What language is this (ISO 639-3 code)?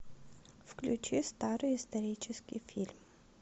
rus